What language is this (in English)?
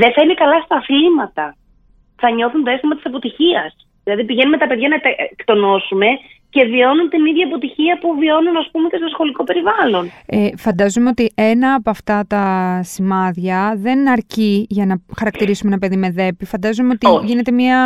Greek